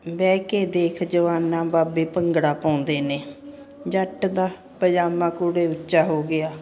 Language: Punjabi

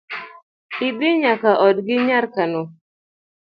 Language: Luo (Kenya and Tanzania)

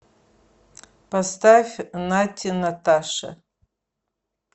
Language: Russian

